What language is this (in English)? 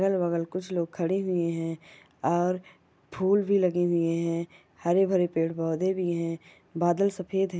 Magahi